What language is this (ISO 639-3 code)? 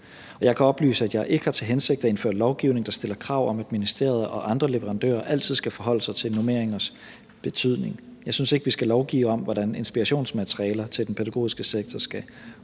dan